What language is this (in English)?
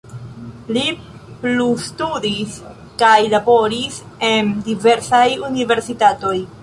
Esperanto